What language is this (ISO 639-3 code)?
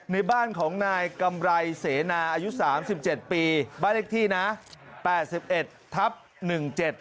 tha